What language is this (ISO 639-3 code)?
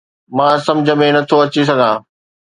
snd